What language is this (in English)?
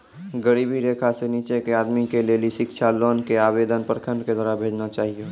Maithili